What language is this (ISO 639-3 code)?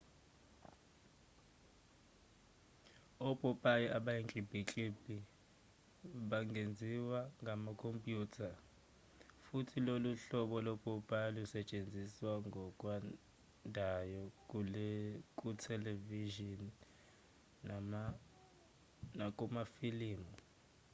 zul